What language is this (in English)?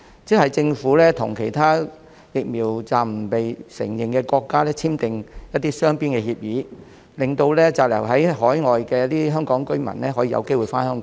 Cantonese